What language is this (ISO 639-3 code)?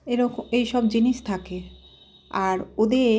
ben